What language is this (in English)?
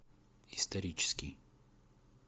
Russian